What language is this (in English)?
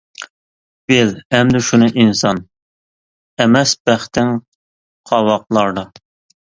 Uyghur